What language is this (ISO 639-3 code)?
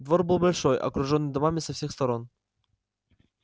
rus